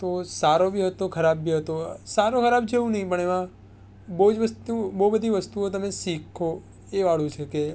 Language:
Gujarati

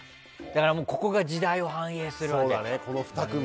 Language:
Japanese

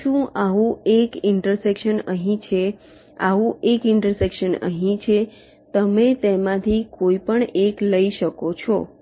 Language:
Gujarati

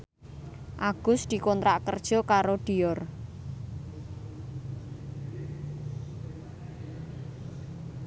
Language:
Javanese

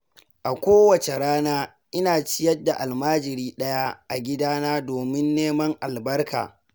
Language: Hausa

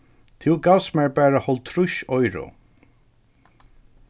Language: Faroese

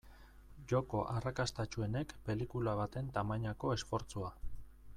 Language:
Basque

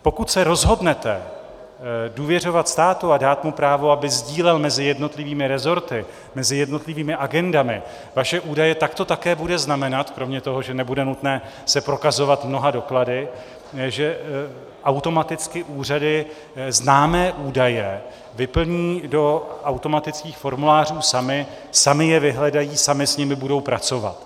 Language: Czech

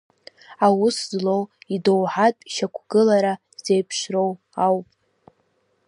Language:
Abkhazian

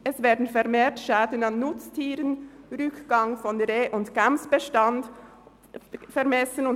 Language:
Swiss German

